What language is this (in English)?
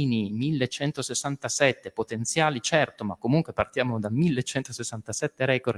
Italian